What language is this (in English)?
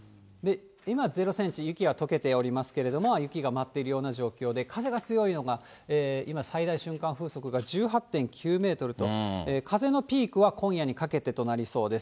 Japanese